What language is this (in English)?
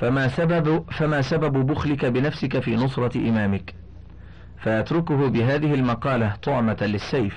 Arabic